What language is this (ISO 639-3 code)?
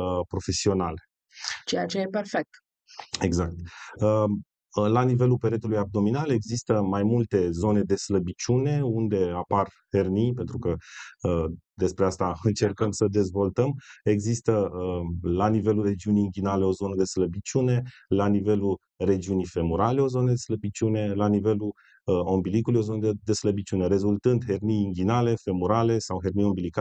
ron